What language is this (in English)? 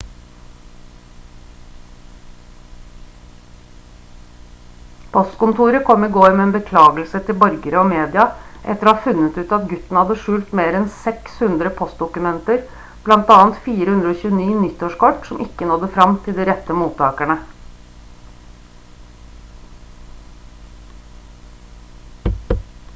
Norwegian Bokmål